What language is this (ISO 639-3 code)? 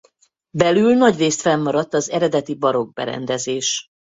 hun